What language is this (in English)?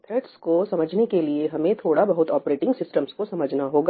Hindi